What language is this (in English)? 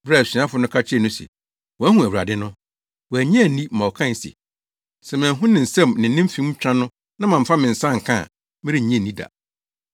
Akan